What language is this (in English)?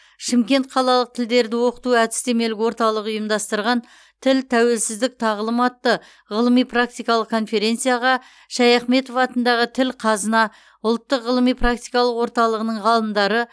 Kazakh